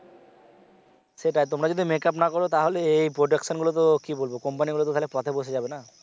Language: Bangla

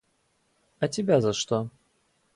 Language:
Russian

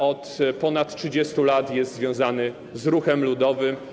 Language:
Polish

